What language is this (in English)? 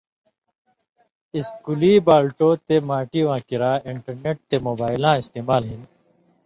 Indus Kohistani